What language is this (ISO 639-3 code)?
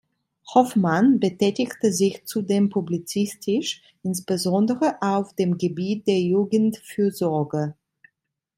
deu